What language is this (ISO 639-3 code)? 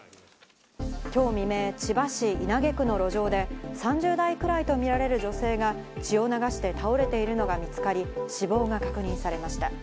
jpn